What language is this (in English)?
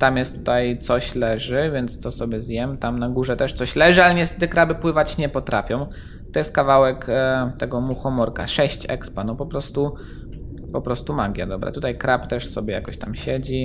Polish